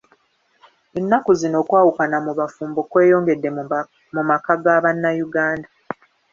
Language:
Ganda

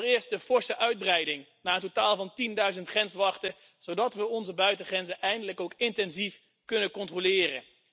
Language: Dutch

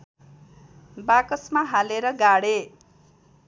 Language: Nepali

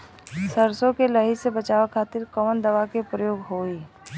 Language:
Bhojpuri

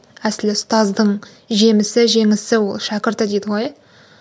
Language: Kazakh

